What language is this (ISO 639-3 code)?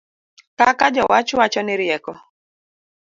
luo